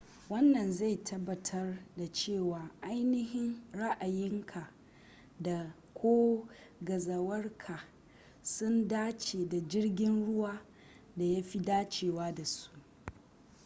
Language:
Hausa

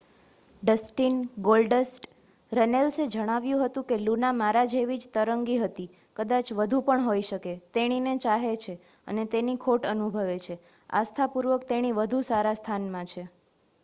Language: Gujarati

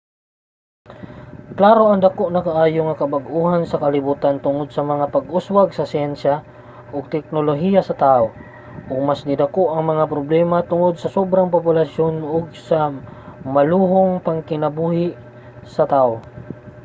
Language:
Cebuano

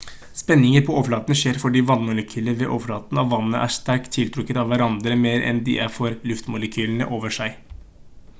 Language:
Norwegian Bokmål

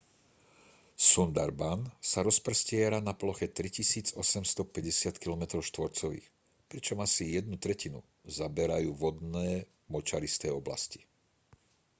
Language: Slovak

